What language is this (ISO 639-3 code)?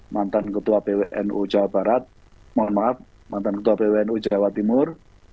ind